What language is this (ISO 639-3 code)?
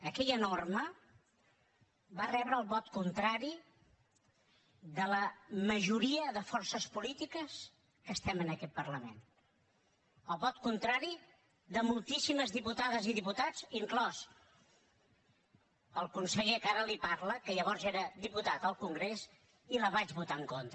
cat